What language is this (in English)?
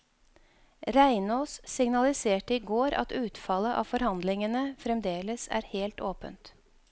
Norwegian